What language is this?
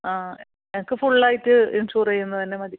Malayalam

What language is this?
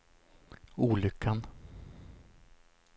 Swedish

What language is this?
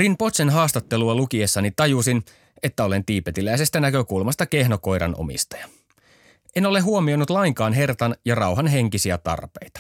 Finnish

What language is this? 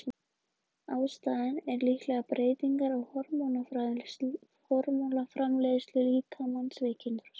Icelandic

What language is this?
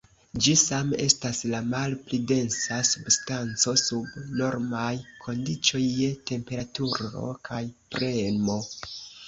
Esperanto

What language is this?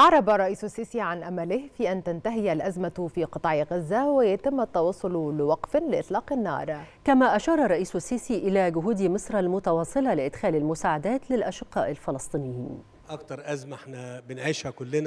Arabic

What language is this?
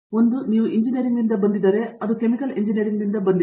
Kannada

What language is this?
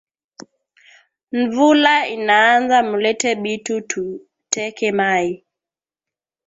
Swahili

